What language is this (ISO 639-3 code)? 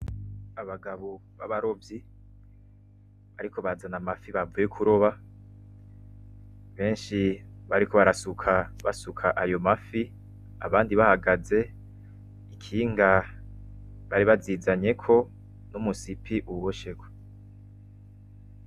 run